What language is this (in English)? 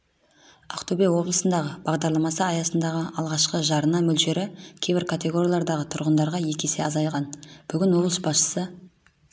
Kazakh